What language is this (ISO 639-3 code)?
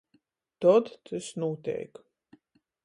ltg